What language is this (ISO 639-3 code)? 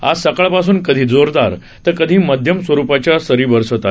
mar